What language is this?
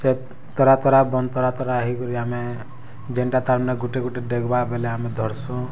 Odia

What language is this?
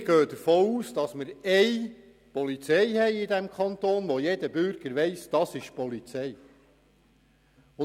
Swiss German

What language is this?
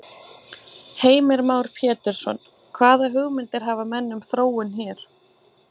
Icelandic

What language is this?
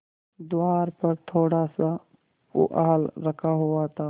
Hindi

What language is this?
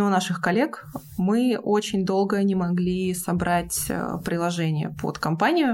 Russian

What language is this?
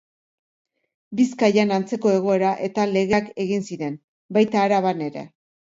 Basque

